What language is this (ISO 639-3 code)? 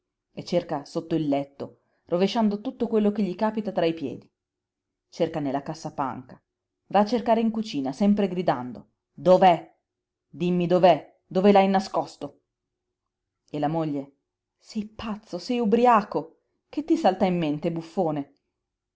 ita